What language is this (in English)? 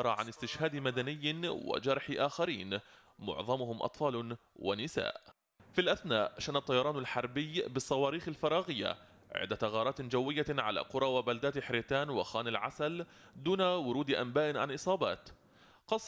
Arabic